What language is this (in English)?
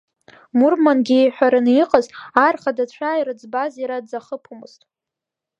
Abkhazian